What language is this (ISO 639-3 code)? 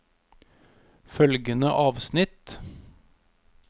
nor